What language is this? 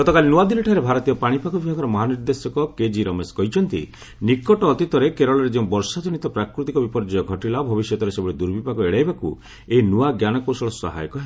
Odia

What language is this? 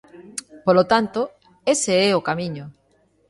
Galician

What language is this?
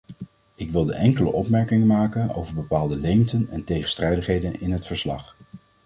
Dutch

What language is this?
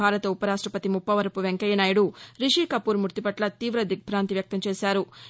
Telugu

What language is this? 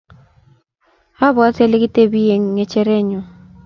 Kalenjin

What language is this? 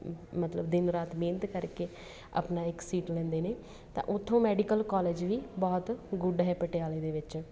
Punjabi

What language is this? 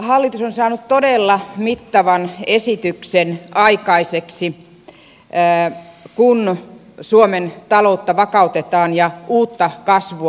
Finnish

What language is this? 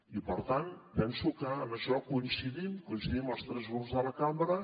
Catalan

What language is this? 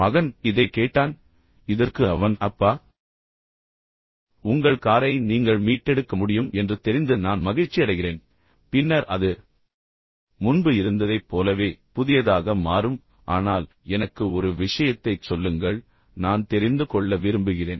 Tamil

